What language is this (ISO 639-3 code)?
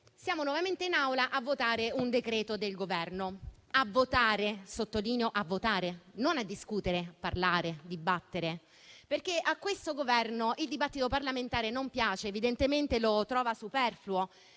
ita